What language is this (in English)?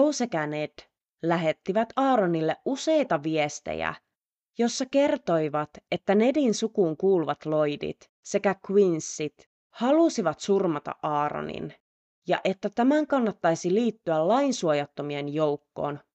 Finnish